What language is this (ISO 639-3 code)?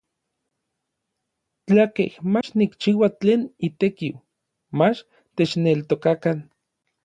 nlv